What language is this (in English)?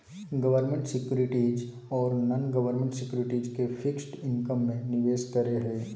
Magahi